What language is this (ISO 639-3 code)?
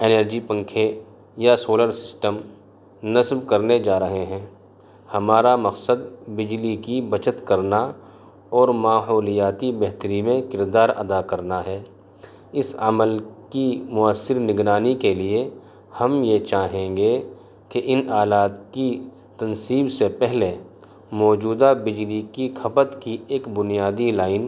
urd